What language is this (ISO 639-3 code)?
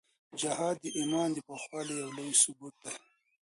pus